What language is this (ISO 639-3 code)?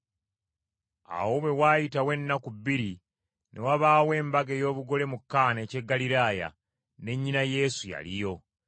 lug